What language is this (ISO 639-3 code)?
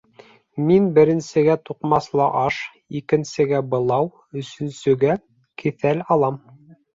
bak